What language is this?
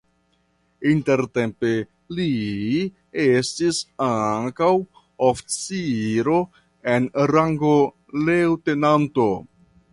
Esperanto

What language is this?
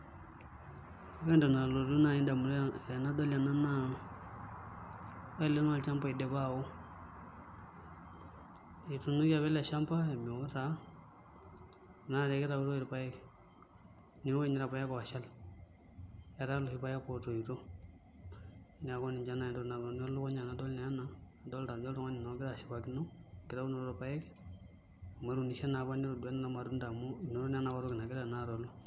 Masai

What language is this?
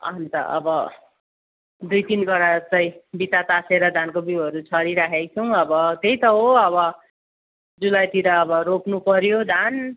Nepali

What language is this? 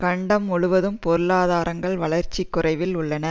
Tamil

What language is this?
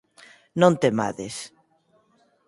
Galician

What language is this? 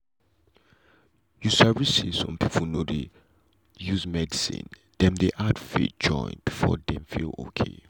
Nigerian Pidgin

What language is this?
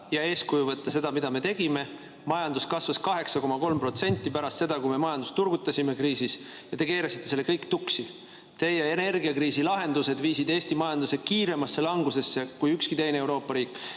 Estonian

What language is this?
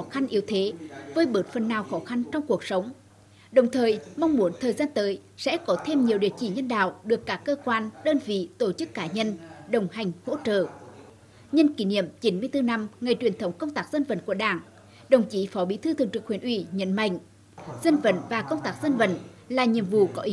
Vietnamese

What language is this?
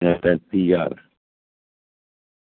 Dogri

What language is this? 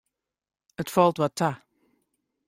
Western Frisian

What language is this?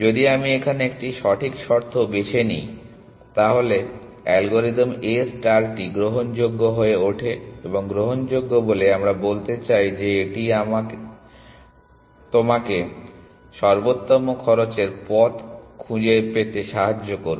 Bangla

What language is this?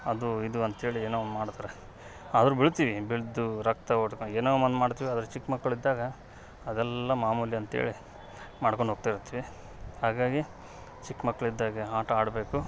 Kannada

